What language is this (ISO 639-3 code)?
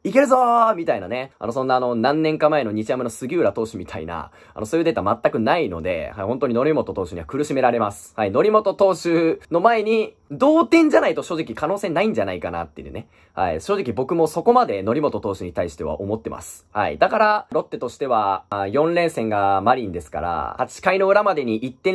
jpn